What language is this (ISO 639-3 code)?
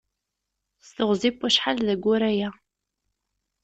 kab